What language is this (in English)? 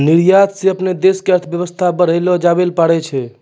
Maithili